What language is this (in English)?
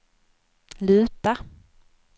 Swedish